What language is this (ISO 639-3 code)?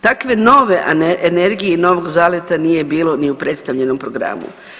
hrv